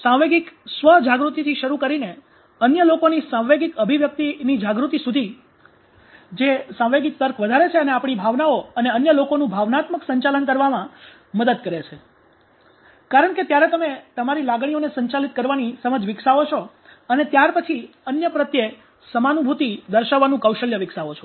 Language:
Gujarati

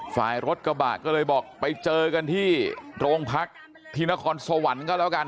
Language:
Thai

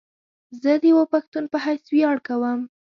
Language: Pashto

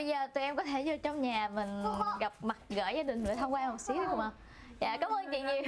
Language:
Vietnamese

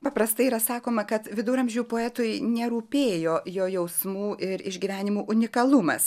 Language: Lithuanian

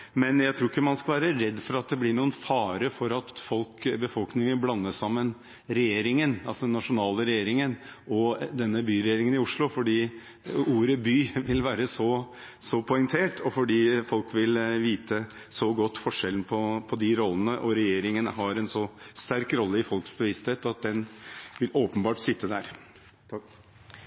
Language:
Norwegian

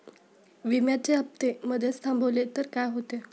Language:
Marathi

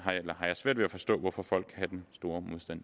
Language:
Danish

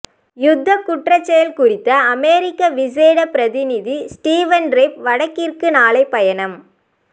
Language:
Tamil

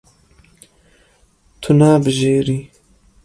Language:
Kurdish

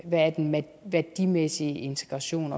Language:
Danish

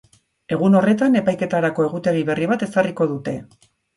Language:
Basque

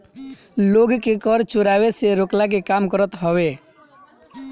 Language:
Bhojpuri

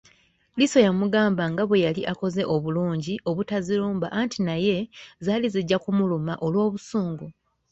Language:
Ganda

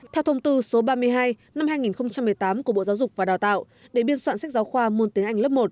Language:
Vietnamese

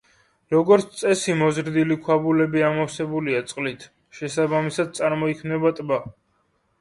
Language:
Georgian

